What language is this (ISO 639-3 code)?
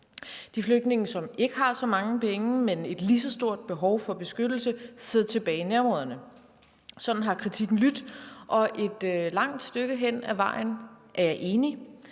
dan